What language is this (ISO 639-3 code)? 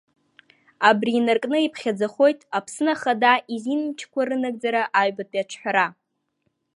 abk